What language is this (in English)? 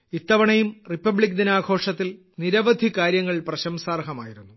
Malayalam